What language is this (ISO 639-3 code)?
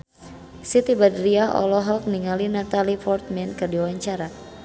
sun